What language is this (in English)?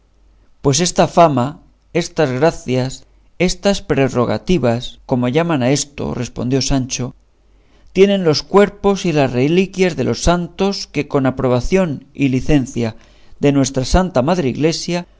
Spanish